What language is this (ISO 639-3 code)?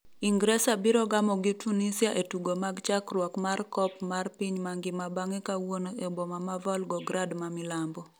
luo